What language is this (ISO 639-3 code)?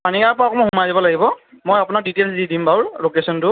asm